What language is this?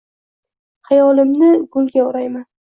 Uzbek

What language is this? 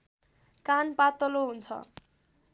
Nepali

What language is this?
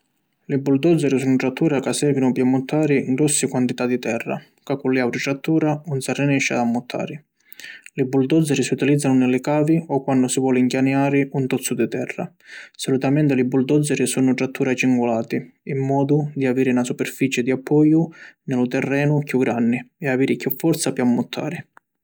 Sicilian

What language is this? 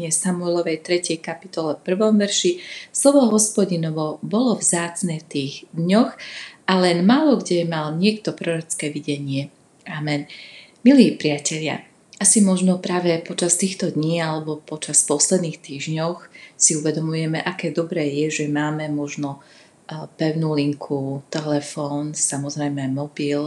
Slovak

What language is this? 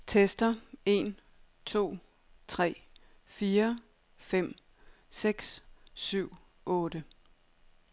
Danish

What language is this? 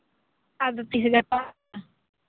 Santali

